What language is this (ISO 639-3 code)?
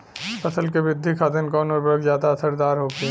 bho